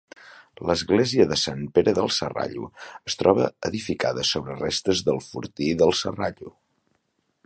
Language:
Catalan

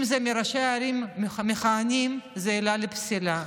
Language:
Hebrew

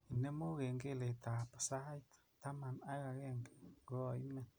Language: Kalenjin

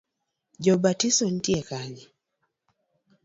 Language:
Luo (Kenya and Tanzania)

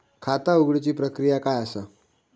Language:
Marathi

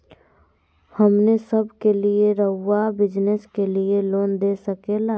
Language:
Magahi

